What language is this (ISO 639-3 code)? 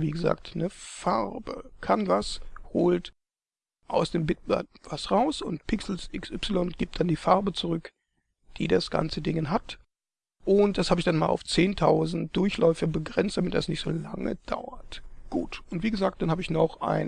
deu